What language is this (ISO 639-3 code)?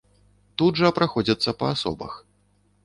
bel